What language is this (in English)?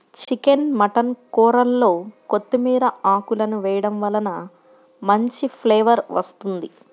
Telugu